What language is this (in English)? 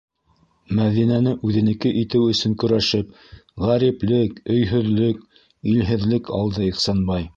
Bashkir